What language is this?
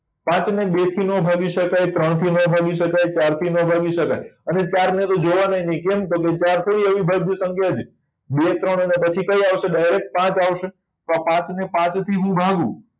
Gujarati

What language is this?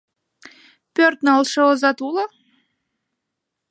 Mari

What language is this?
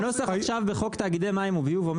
Hebrew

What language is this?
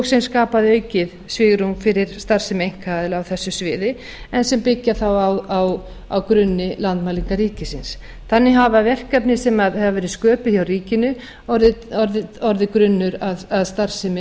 Icelandic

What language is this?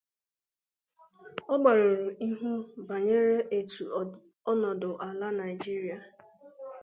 Igbo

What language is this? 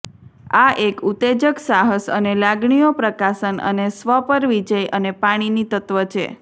Gujarati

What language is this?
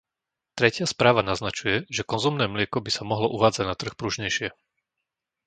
Slovak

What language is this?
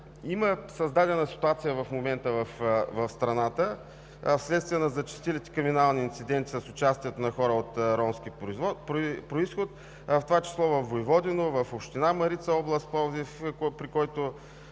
Bulgarian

